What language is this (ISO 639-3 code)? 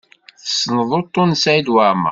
kab